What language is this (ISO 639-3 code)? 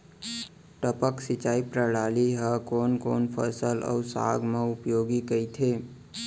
hne